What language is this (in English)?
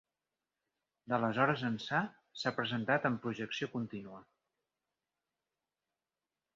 Catalan